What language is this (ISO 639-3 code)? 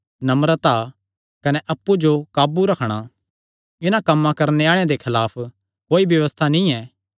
xnr